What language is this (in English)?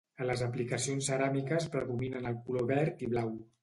Catalan